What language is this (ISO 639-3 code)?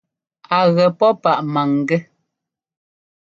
jgo